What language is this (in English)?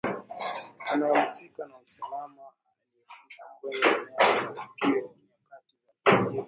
Swahili